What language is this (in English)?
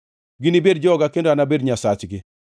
Luo (Kenya and Tanzania)